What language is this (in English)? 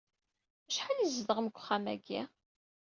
Kabyle